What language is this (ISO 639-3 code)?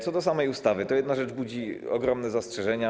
pol